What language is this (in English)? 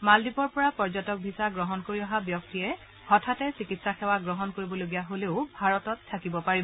Assamese